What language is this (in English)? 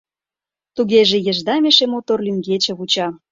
Mari